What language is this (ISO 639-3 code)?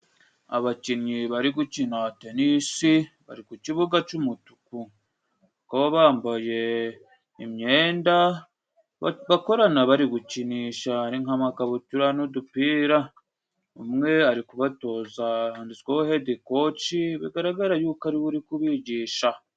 kin